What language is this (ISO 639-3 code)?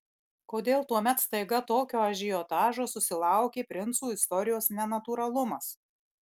lit